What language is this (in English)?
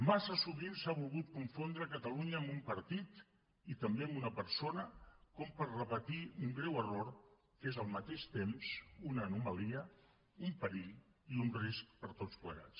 Catalan